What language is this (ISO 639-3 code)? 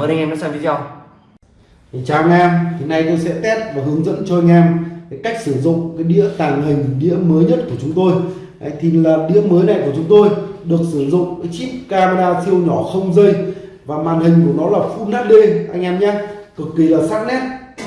vie